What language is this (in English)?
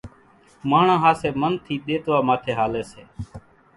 Kachi Koli